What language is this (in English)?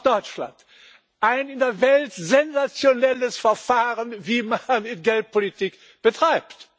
German